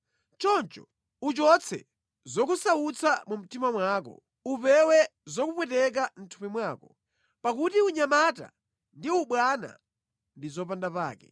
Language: Nyanja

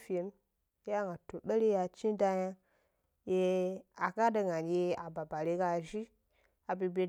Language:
Gbari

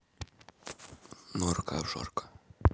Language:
Russian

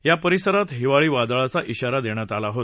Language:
Marathi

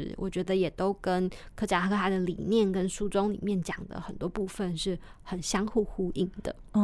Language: Chinese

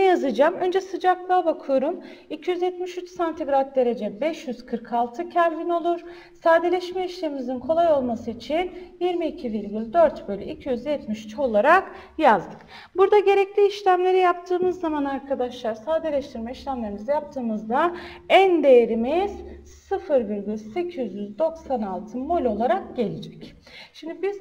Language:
Turkish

